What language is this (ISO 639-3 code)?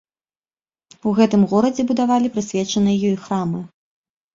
bel